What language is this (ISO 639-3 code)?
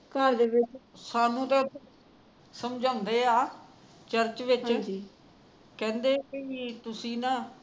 pan